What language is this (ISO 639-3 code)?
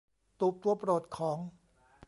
tha